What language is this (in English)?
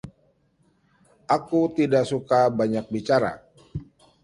Indonesian